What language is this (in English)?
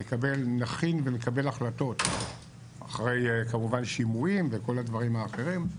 Hebrew